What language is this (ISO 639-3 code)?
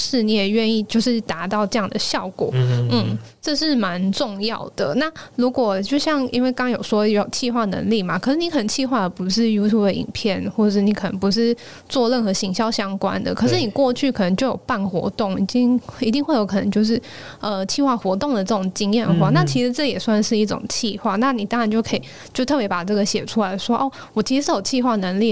zho